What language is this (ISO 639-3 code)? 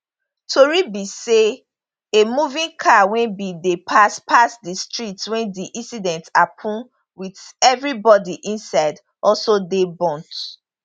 pcm